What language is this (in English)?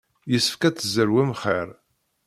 Kabyle